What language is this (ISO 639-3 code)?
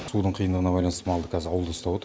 kaz